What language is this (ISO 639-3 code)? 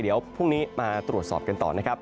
tha